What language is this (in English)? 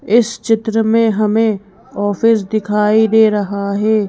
Hindi